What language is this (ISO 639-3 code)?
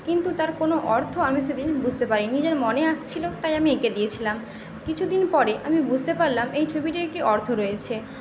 ben